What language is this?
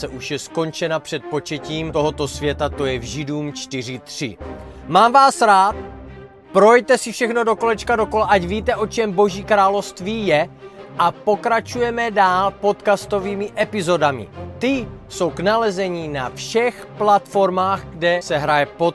Czech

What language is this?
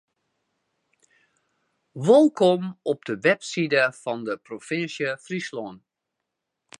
Western Frisian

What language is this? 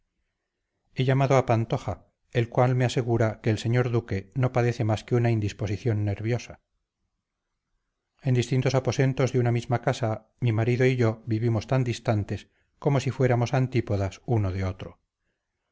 Spanish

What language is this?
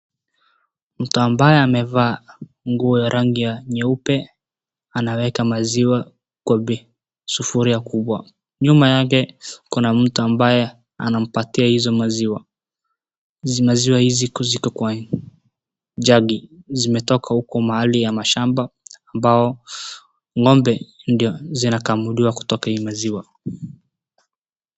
Swahili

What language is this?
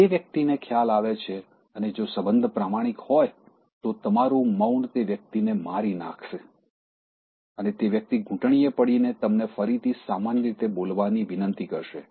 Gujarati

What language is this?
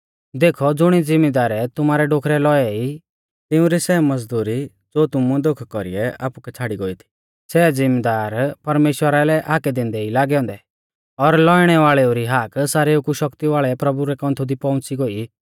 Mahasu Pahari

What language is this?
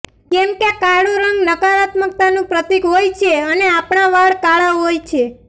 Gujarati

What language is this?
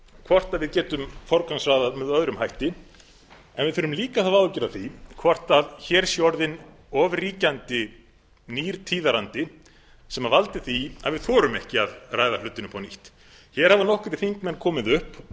Icelandic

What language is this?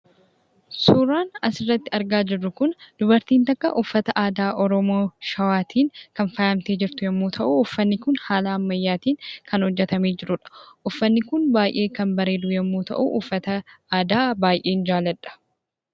Oromo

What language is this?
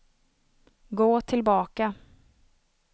Swedish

